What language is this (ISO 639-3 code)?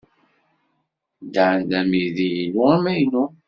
kab